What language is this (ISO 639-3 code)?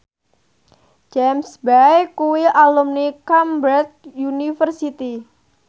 jav